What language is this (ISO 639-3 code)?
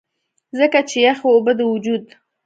pus